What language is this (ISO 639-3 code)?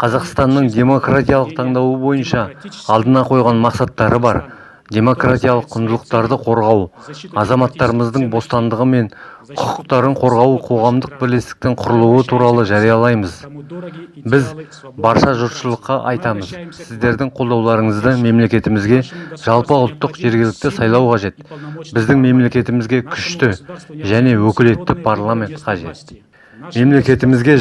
kaz